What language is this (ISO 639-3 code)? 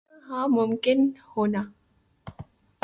urd